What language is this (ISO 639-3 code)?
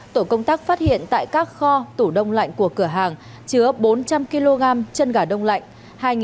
vie